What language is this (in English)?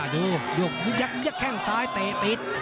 Thai